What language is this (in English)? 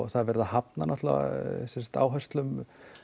Icelandic